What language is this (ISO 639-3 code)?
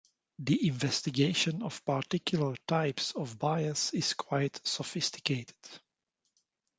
eng